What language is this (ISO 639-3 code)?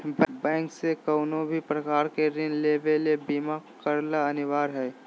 mag